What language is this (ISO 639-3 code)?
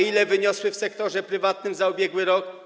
pol